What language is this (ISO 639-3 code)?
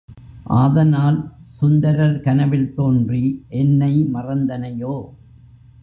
tam